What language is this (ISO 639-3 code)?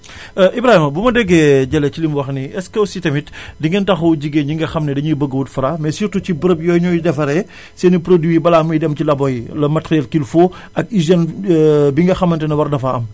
wol